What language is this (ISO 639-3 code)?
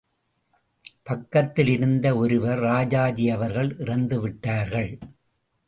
tam